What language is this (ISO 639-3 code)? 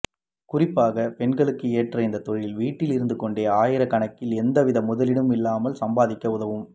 tam